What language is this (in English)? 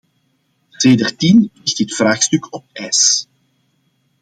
Dutch